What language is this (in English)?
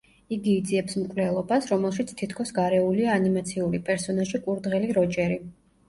Georgian